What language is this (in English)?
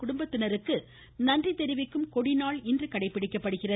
Tamil